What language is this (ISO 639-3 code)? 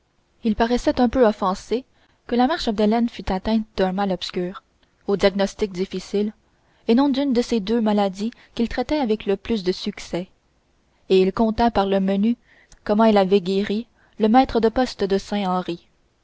fra